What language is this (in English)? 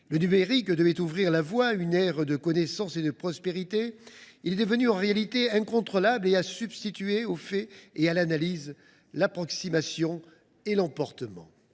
French